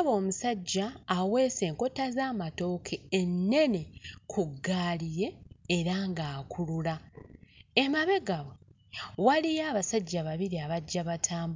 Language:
Ganda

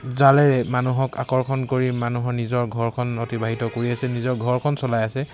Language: Assamese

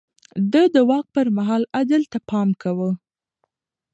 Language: Pashto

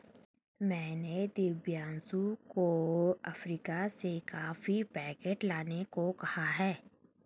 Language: Hindi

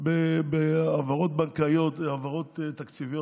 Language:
Hebrew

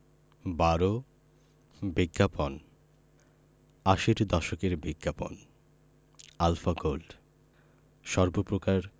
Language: Bangla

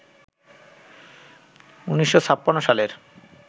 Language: Bangla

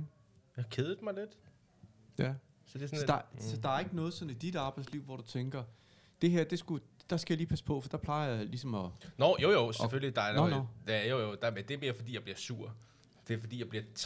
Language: Danish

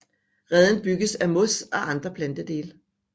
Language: Danish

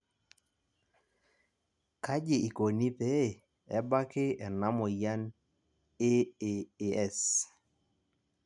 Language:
Masai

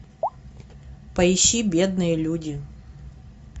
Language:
Russian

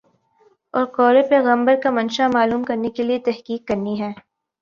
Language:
Urdu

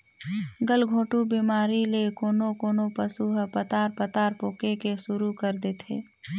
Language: Chhattisgarhi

